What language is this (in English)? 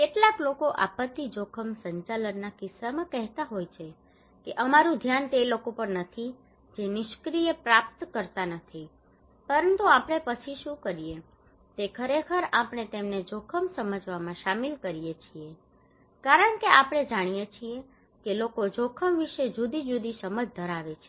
Gujarati